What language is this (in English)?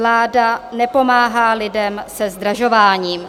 Czech